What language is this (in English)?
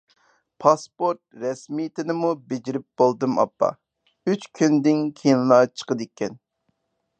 Uyghur